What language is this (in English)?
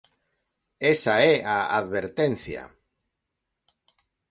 Galician